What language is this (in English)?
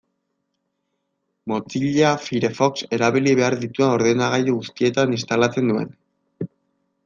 Basque